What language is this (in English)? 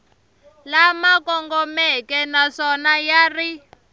Tsonga